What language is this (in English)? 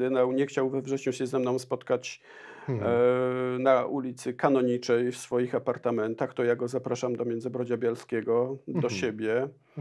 Polish